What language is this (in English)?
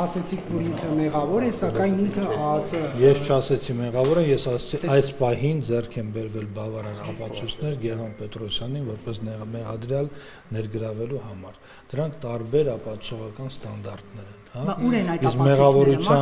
Romanian